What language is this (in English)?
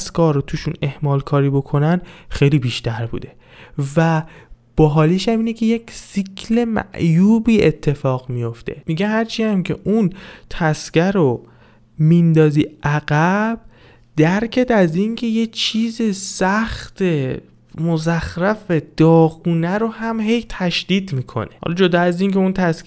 Persian